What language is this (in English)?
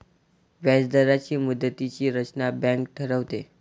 Marathi